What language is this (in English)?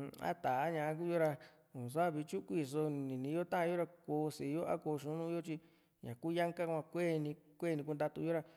Juxtlahuaca Mixtec